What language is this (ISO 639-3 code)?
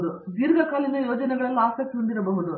kan